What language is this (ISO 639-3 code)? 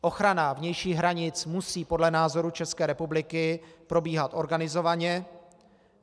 ces